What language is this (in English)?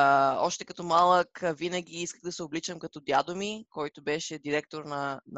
Bulgarian